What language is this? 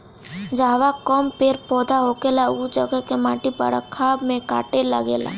Bhojpuri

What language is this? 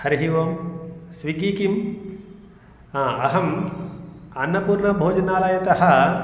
Sanskrit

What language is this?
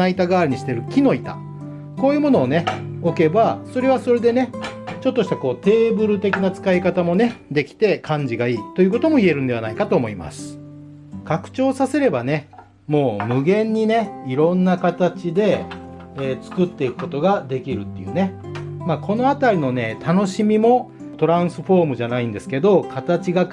Japanese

